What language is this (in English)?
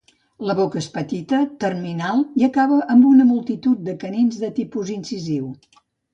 Catalan